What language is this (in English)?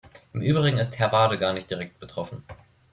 German